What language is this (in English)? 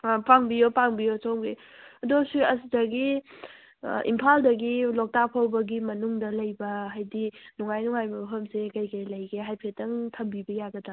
Manipuri